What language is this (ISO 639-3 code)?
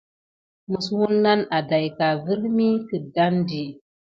gid